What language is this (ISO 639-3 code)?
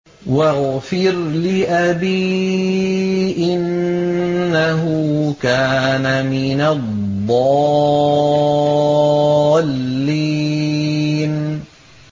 ara